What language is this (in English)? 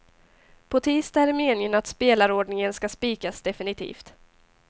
Swedish